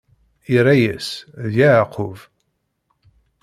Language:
Kabyle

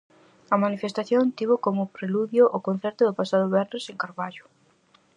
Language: Galician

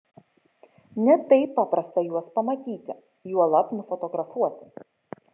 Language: Lithuanian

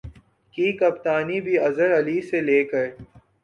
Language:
Urdu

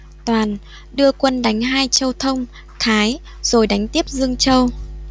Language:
Vietnamese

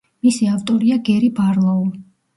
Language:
Georgian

